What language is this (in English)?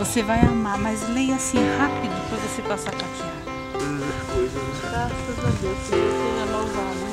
Portuguese